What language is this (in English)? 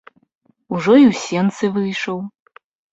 Belarusian